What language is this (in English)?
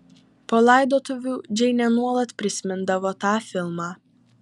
Lithuanian